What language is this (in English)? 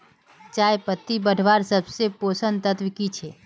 Magahi